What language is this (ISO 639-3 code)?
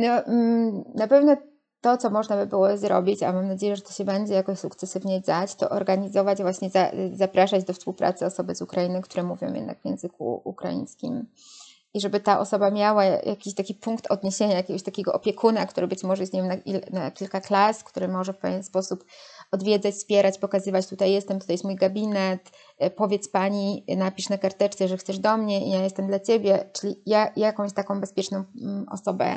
pol